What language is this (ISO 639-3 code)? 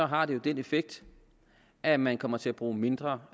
dan